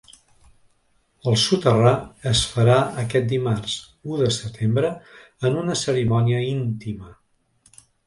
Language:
Catalan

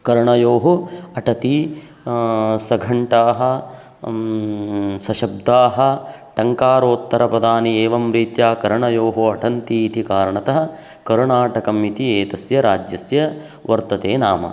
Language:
Sanskrit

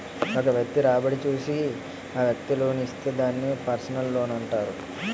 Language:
Telugu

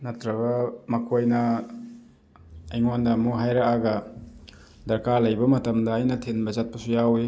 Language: Manipuri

